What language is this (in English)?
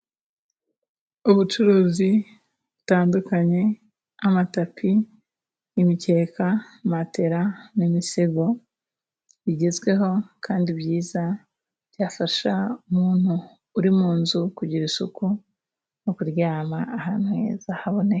Kinyarwanda